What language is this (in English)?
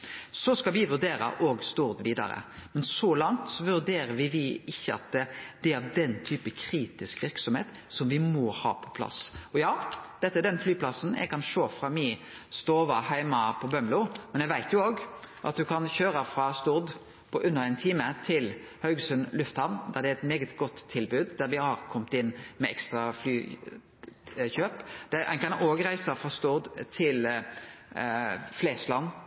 Norwegian Nynorsk